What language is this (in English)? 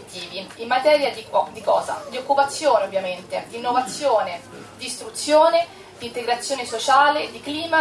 Italian